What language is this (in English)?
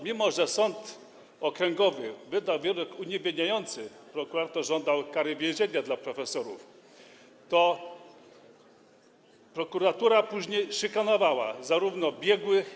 Polish